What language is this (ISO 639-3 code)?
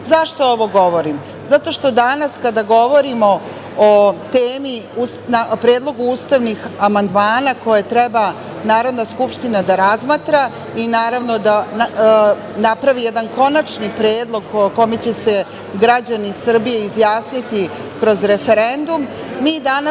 srp